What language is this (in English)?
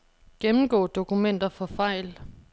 Danish